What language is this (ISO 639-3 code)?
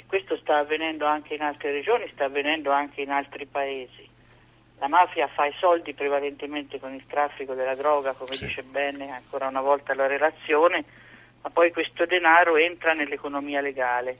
ita